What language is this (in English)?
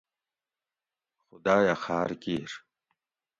Gawri